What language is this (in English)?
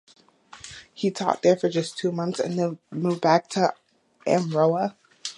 English